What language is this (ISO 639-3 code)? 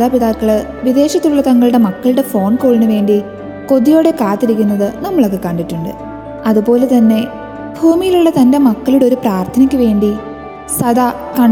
mal